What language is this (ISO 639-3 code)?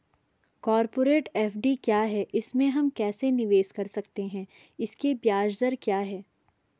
hin